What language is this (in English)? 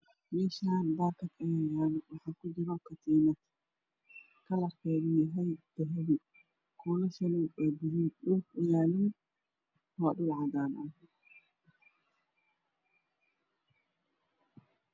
Somali